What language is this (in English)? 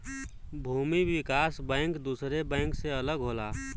Bhojpuri